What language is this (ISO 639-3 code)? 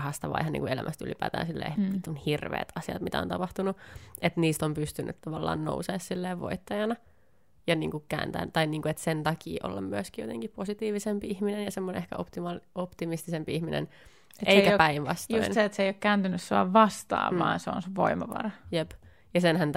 fin